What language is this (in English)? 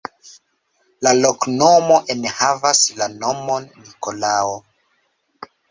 Esperanto